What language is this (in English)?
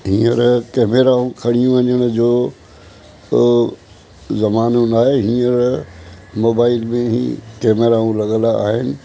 Sindhi